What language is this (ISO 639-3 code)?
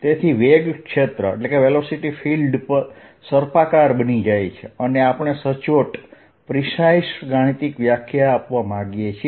guj